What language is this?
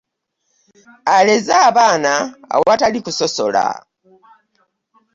Ganda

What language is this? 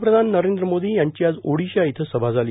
Marathi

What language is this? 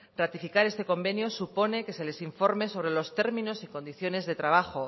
Spanish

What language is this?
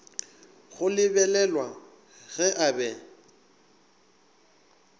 Northern Sotho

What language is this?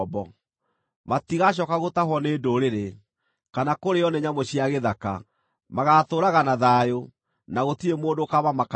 Kikuyu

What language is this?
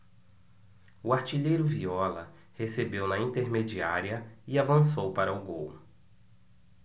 Portuguese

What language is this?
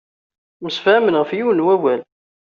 Kabyle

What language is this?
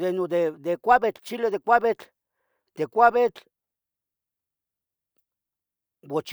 Tetelcingo Nahuatl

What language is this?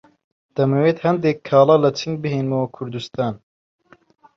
Central Kurdish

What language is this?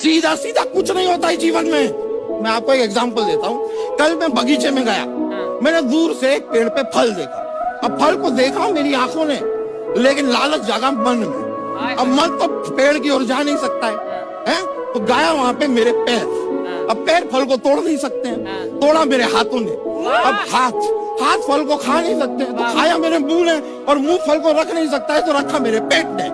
Hindi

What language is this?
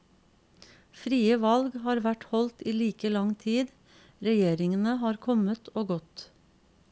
Norwegian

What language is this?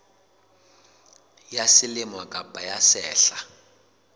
Southern Sotho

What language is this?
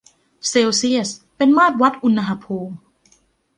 Thai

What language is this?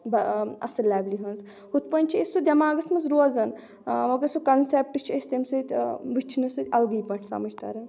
Kashmiri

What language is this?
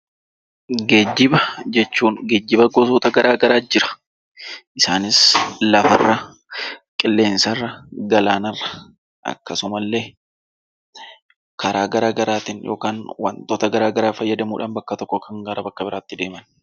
Oromo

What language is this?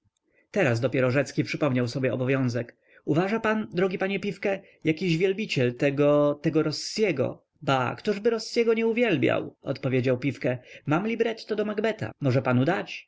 Polish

